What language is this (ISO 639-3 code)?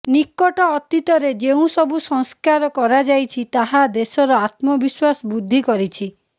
ori